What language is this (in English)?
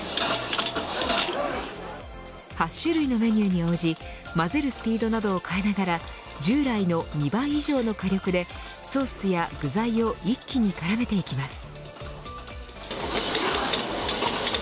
Japanese